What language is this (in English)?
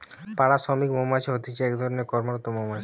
Bangla